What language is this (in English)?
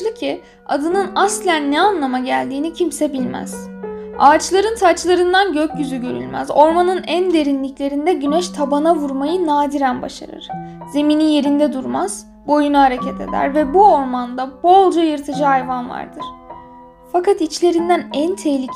Turkish